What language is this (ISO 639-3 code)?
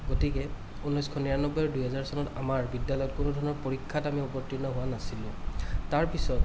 asm